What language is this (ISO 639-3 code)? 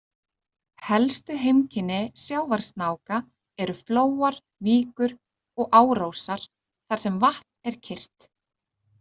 isl